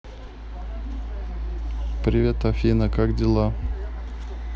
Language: Russian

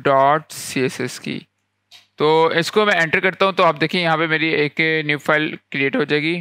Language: Hindi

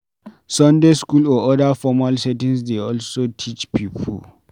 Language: Nigerian Pidgin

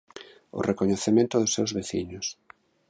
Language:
Galician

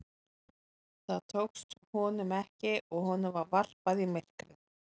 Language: Icelandic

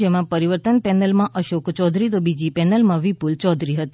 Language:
Gujarati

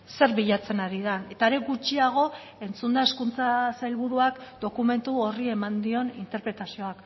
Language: Basque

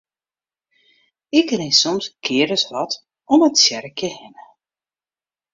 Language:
Western Frisian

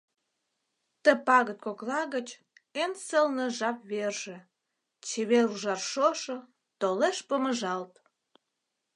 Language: Mari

